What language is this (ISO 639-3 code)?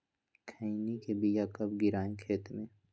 mag